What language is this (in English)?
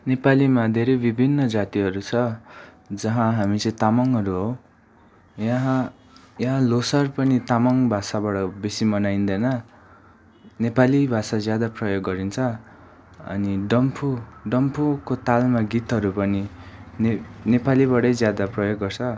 Nepali